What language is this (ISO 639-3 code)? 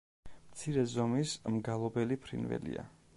kat